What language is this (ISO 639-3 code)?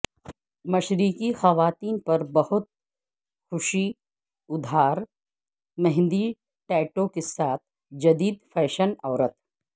urd